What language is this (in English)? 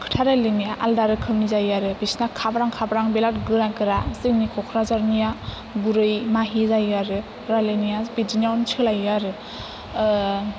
Bodo